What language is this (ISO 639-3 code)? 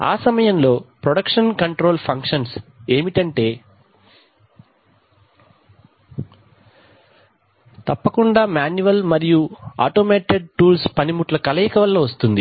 tel